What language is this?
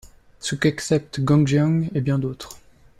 French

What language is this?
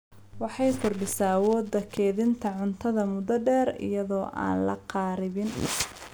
Somali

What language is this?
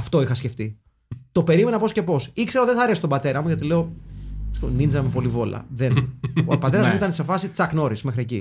Greek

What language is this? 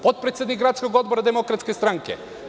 Serbian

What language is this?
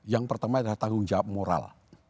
Indonesian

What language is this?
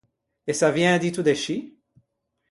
Ligurian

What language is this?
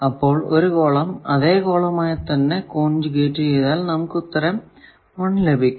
Malayalam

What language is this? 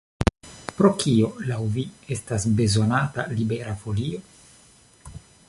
Esperanto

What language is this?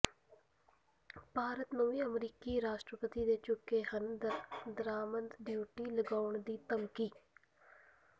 Punjabi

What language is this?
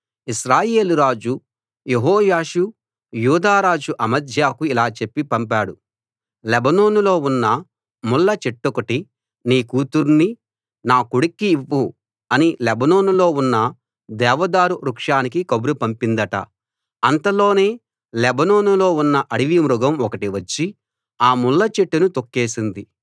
Telugu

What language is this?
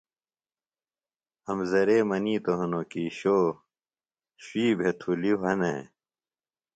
Phalura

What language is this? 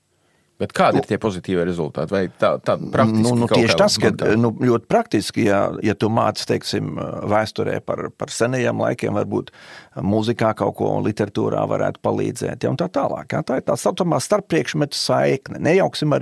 Latvian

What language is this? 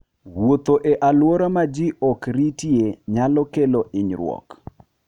Luo (Kenya and Tanzania)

